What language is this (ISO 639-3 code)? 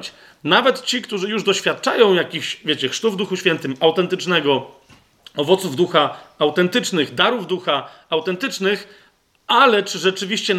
pol